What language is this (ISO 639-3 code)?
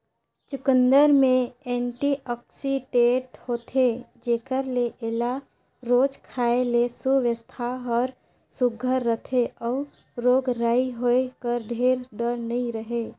hne